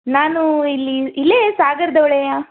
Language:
Kannada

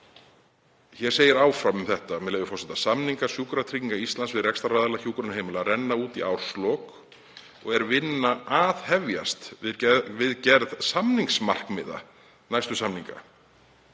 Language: Icelandic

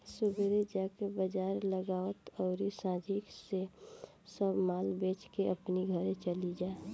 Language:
Bhojpuri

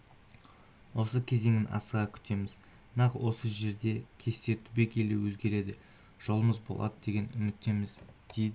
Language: Kazakh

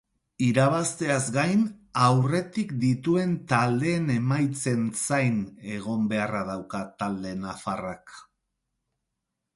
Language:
Basque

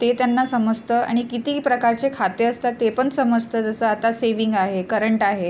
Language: Marathi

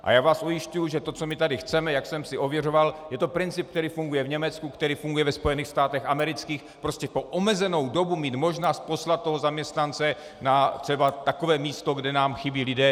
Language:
Czech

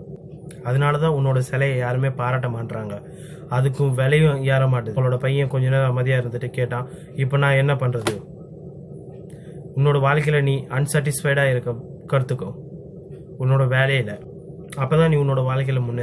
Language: Tamil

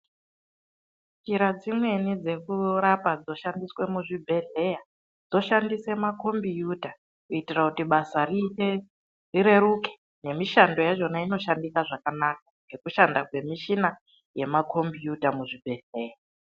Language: Ndau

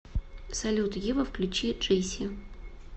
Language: Russian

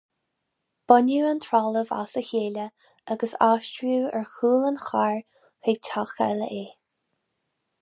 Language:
Irish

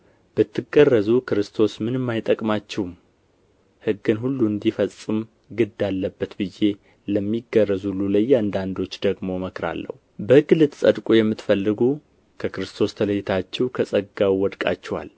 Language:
Amharic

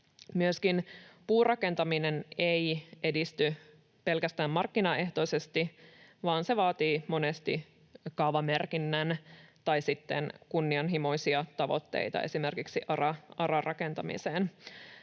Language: Finnish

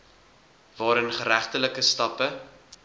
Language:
Afrikaans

